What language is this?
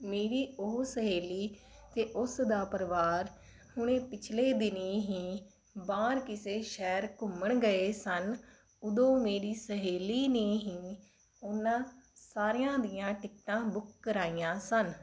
Punjabi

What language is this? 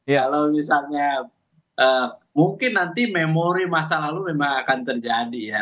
Indonesian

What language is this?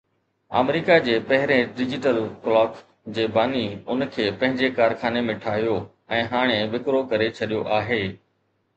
Sindhi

